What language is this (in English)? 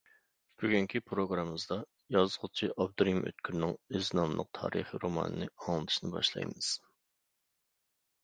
Uyghur